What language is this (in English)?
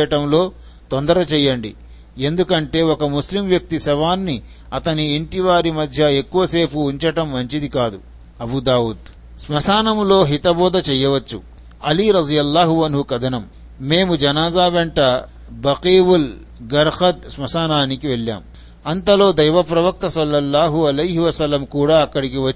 Telugu